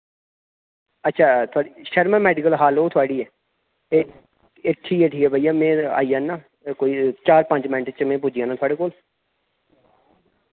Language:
Dogri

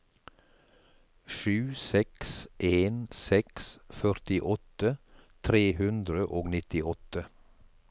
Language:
Norwegian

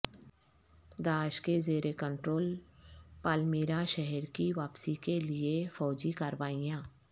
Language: Urdu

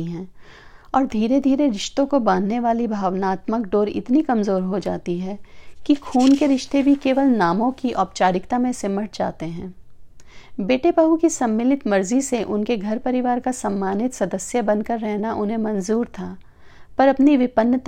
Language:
Hindi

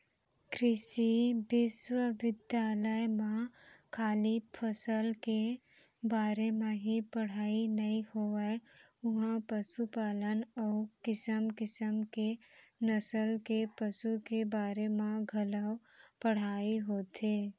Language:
Chhattisgarhi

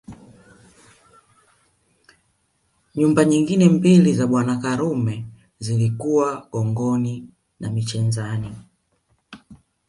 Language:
Swahili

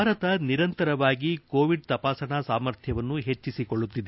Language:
Kannada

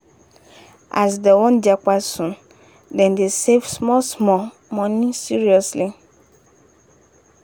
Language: Nigerian Pidgin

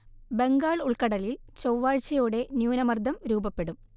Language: Malayalam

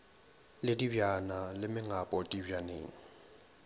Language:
Northern Sotho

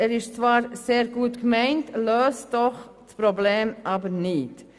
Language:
Swiss German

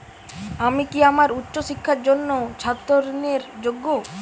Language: Bangla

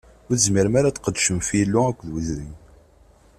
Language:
Kabyle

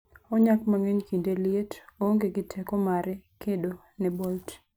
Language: Luo (Kenya and Tanzania)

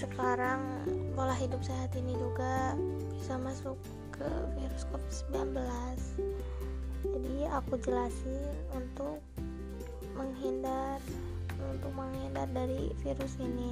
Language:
Indonesian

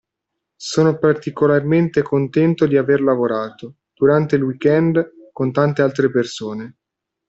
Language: Italian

